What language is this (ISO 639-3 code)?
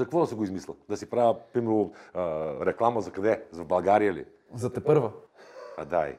bul